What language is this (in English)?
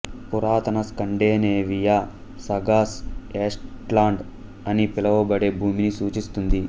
Telugu